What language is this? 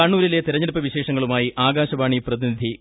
Malayalam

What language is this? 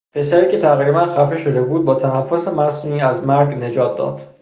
Persian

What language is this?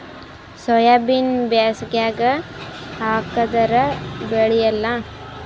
Kannada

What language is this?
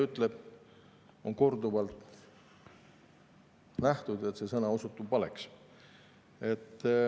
Estonian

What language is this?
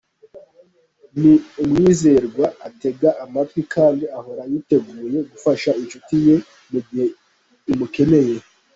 Kinyarwanda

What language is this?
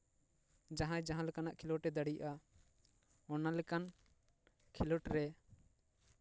Santali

